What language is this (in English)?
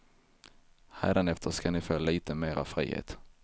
Swedish